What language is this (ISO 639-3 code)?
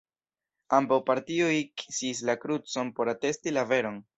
epo